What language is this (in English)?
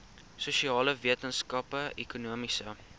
Afrikaans